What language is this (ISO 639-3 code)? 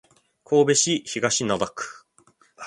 jpn